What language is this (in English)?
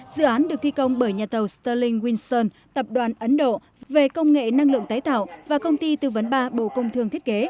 Vietnamese